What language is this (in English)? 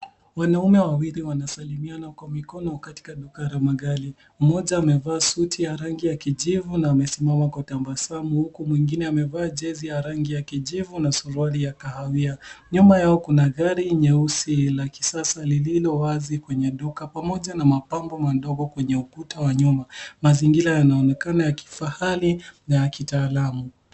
Swahili